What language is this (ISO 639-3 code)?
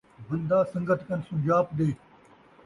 skr